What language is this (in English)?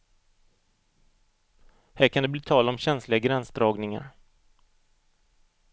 Swedish